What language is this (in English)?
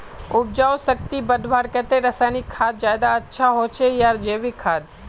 Magahi